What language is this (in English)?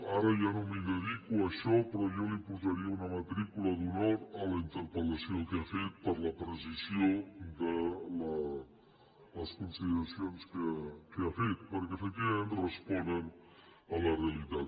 Catalan